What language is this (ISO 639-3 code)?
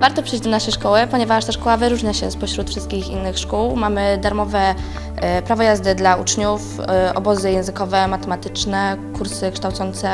pol